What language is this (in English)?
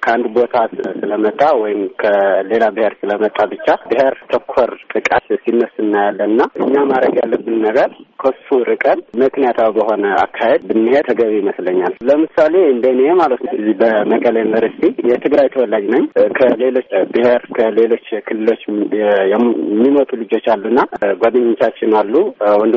Amharic